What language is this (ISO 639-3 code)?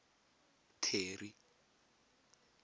tsn